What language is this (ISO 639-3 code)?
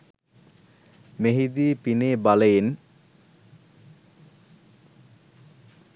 sin